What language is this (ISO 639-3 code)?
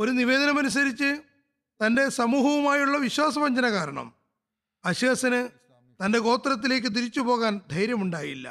mal